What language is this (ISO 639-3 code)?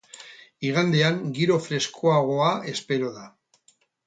eus